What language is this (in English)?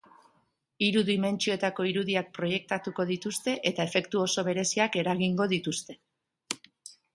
Basque